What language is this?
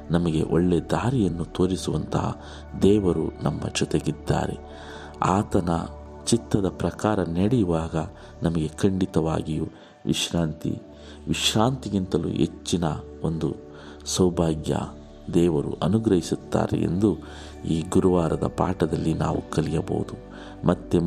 Kannada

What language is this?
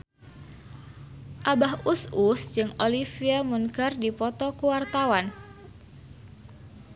Sundanese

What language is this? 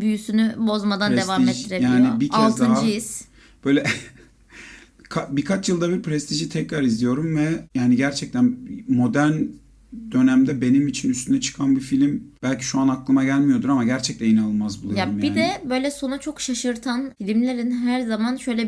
Turkish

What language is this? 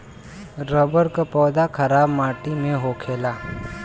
Bhojpuri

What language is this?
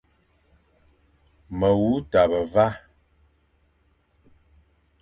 Fang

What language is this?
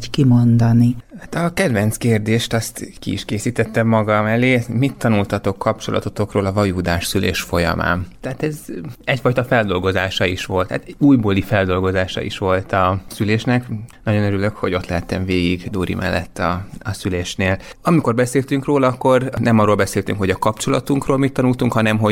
Hungarian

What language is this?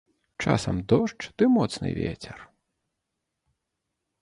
Belarusian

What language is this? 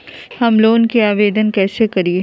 Magahi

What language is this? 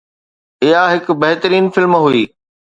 Sindhi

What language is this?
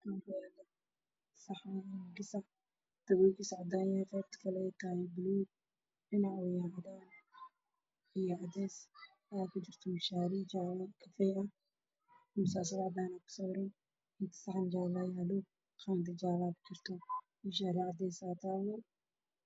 Somali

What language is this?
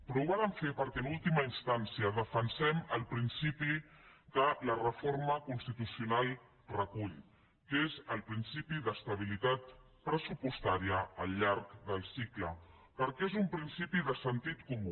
Catalan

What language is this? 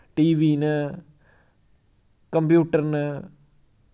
Dogri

